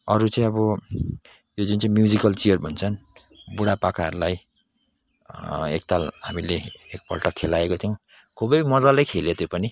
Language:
Nepali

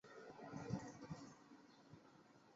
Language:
Chinese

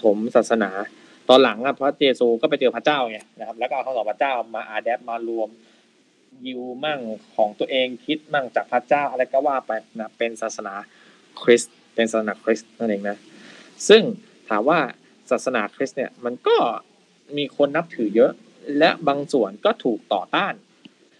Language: Thai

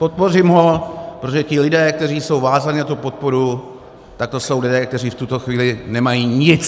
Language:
Czech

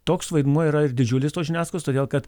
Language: Lithuanian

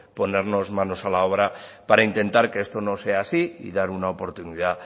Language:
Spanish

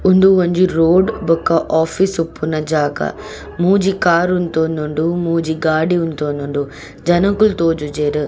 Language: Tulu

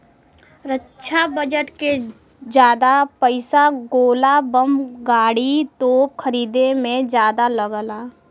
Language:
Bhojpuri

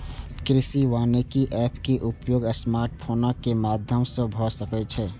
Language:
Maithili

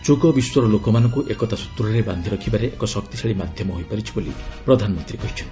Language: Odia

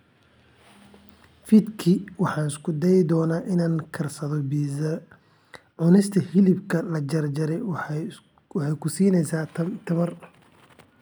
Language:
Somali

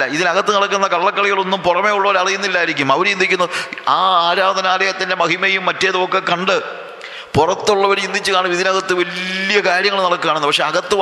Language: Malayalam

